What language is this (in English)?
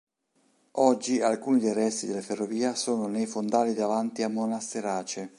Italian